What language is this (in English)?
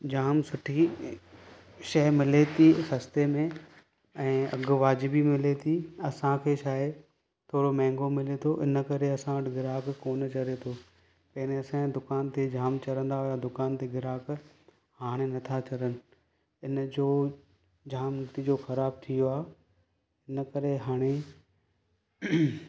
Sindhi